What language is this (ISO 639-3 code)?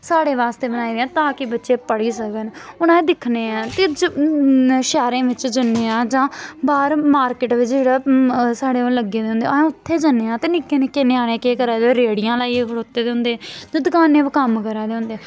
doi